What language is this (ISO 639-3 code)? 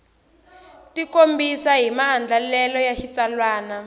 tso